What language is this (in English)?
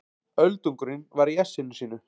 Icelandic